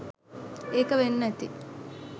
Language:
Sinhala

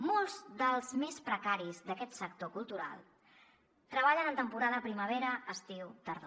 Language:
Catalan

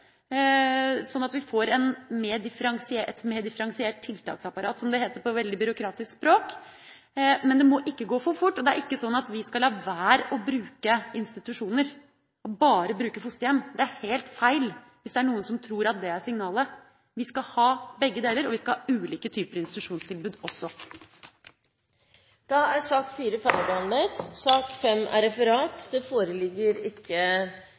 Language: Norwegian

